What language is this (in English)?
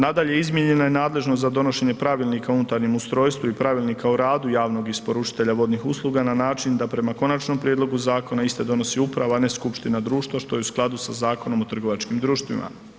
Croatian